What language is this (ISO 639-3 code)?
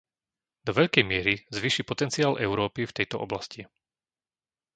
slk